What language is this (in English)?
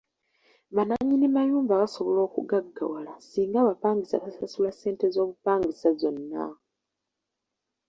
Ganda